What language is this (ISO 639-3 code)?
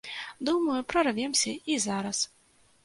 bel